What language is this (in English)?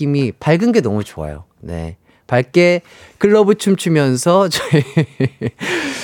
Korean